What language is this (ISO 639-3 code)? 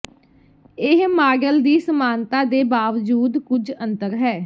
pan